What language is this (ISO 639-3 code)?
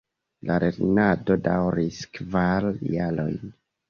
epo